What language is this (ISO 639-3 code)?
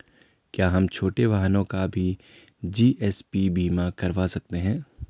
hin